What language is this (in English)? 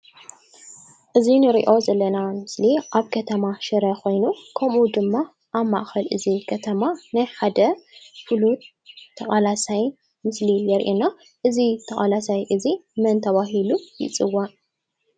Tigrinya